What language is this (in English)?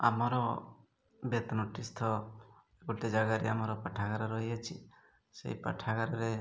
Odia